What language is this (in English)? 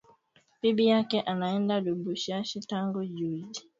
Swahili